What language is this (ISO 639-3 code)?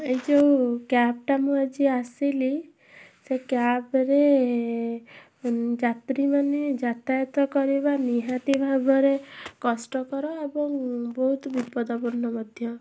ori